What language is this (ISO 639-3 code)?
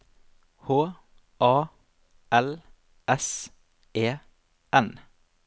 nor